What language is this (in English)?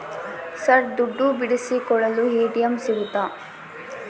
Kannada